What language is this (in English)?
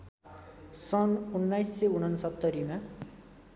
Nepali